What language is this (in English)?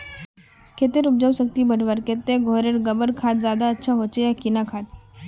Magahi